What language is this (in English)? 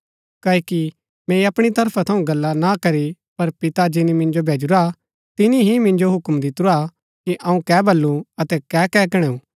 Gaddi